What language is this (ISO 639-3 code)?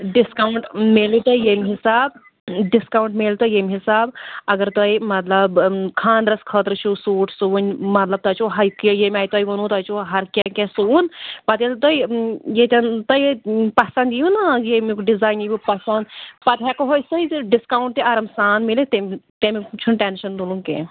kas